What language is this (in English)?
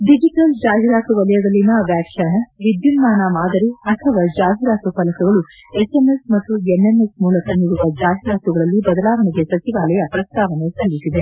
Kannada